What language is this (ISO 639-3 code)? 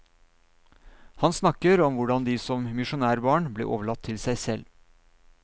nor